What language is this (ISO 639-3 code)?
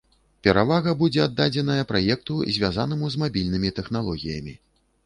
bel